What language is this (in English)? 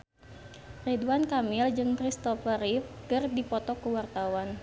Sundanese